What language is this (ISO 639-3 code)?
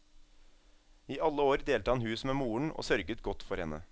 nor